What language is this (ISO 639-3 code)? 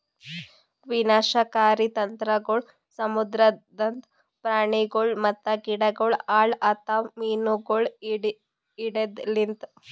kan